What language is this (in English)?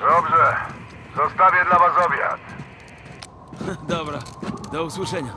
Polish